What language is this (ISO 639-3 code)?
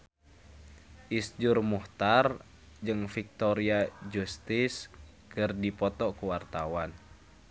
sun